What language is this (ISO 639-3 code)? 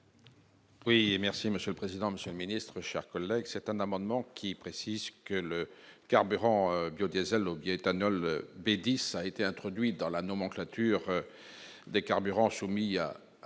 fra